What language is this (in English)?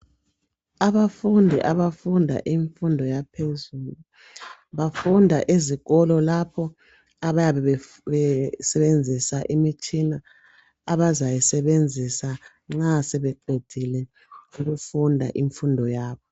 North Ndebele